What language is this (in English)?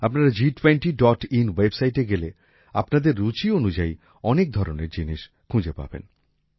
Bangla